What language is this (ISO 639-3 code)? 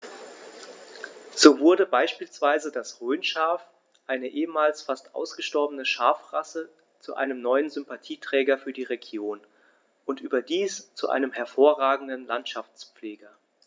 deu